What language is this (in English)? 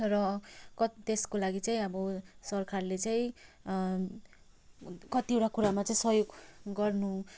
Nepali